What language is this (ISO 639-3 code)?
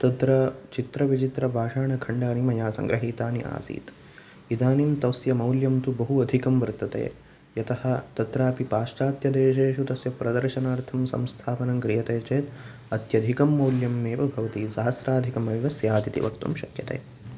san